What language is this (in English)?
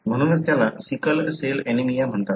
Marathi